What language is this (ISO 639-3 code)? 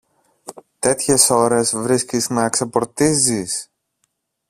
ell